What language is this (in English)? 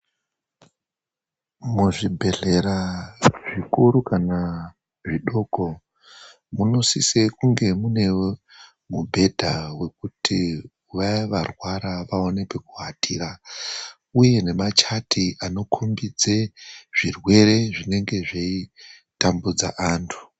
Ndau